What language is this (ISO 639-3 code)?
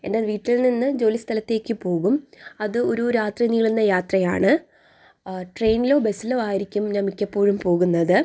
mal